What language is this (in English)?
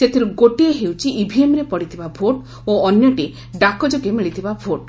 Odia